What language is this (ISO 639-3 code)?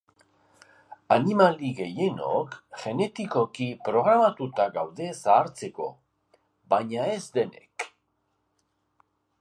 eus